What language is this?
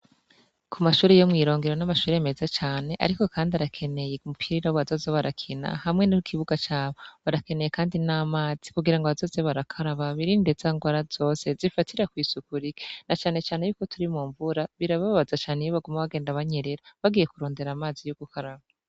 Rundi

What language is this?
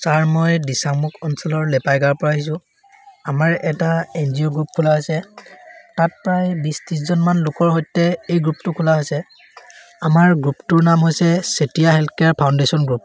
Assamese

